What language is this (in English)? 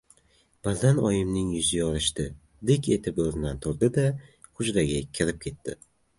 Uzbek